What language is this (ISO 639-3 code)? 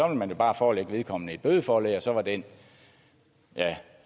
dan